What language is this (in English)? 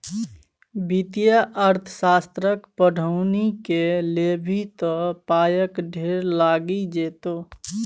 Maithili